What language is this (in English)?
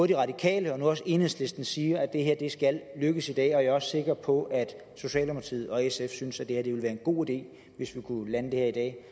Danish